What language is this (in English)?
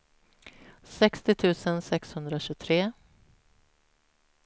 Swedish